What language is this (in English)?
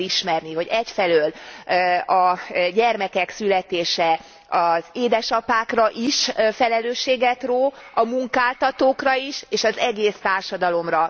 Hungarian